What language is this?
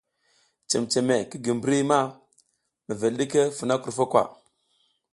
South Giziga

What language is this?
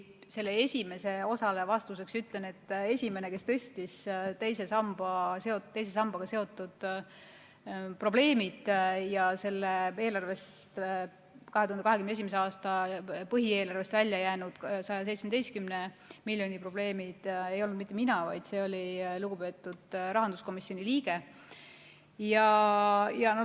Estonian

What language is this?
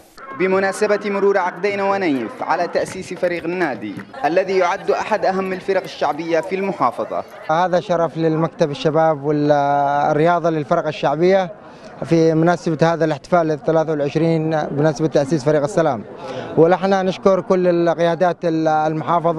Arabic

